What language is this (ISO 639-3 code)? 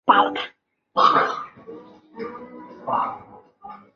zho